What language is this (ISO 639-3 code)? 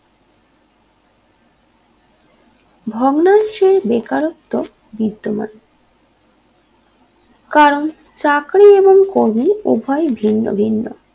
ben